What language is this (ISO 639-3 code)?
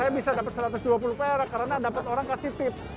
ind